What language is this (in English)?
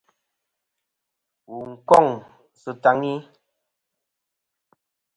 Kom